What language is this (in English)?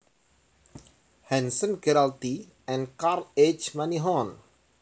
Javanese